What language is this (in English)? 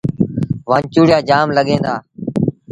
Sindhi Bhil